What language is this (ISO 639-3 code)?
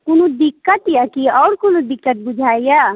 mai